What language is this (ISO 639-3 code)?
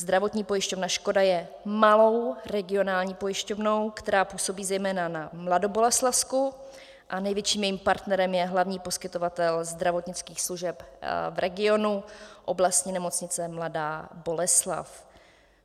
ces